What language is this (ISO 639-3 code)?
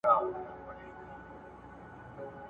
pus